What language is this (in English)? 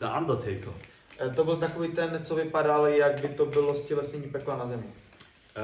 Czech